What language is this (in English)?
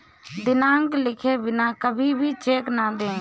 Hindi